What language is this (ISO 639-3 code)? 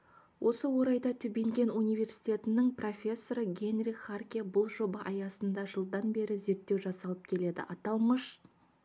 kaz